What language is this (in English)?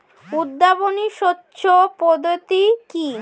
Bangla